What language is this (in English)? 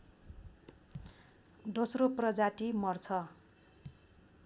Nepali